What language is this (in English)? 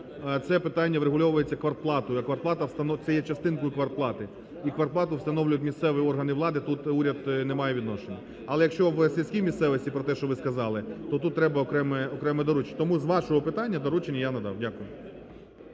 Ukrainian